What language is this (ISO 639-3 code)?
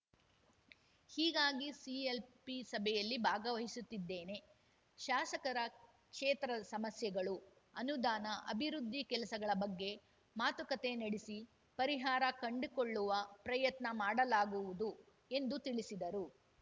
kan